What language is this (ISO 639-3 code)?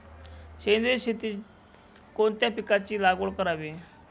mar